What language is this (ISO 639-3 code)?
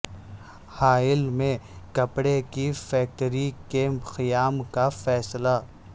urd